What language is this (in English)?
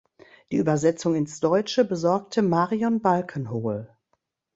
German